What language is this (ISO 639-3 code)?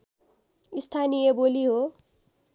nep